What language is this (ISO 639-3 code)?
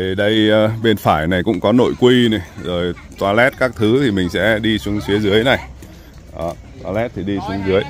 vie